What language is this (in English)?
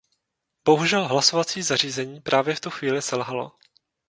Czech